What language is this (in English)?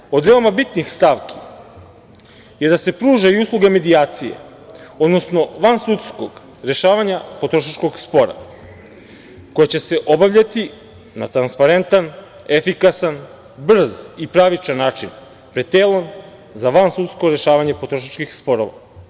Serbian